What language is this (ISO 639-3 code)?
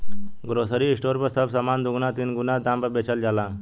bho